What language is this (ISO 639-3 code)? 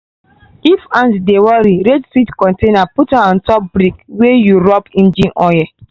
pcm